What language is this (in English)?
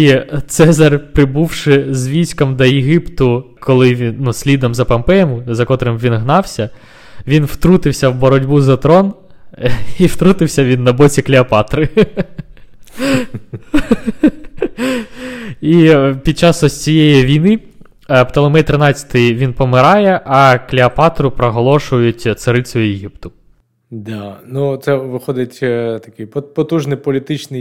Ukrainian